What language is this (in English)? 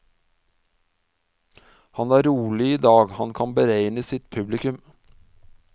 Norwegian